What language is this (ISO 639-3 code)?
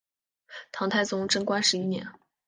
zho